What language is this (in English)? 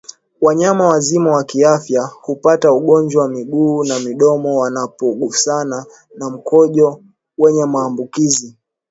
Swahili